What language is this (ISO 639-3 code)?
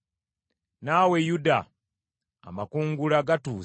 lug